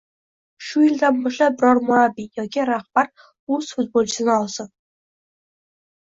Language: Uzbek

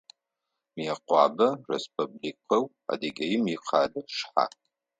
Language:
Adyghe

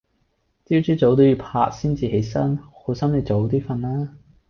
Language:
Cantonese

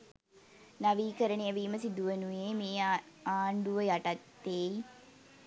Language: Sinhala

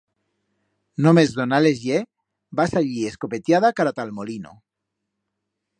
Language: Aragonese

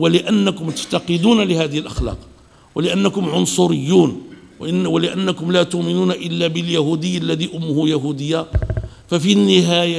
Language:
Arabic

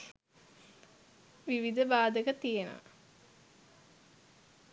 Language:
Sinhala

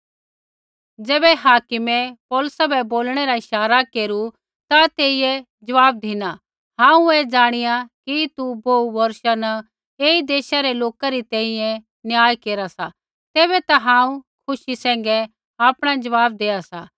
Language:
Kullu Pahari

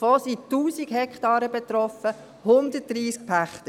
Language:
Swiss German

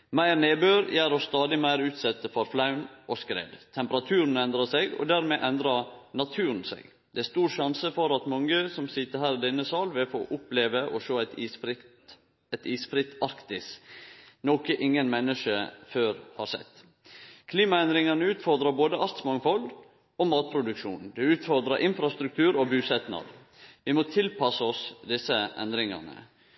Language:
Norwegian Nynorsk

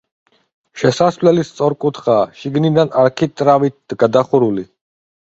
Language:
Georgian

